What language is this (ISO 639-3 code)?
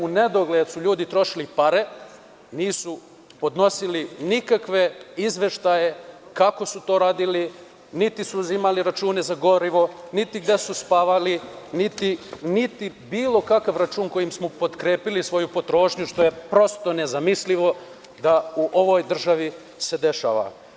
srp